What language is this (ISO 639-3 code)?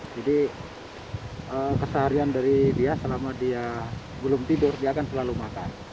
ind